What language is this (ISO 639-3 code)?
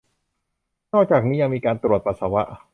tha